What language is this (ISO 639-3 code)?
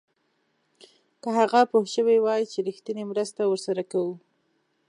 pus